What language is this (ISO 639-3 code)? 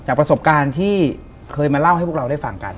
tha